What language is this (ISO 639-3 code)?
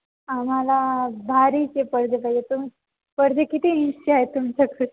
mar